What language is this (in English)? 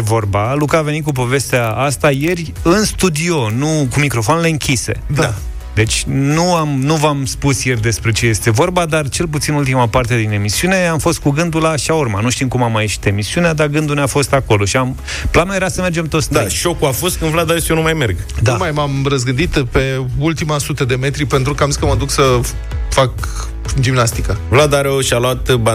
Romanian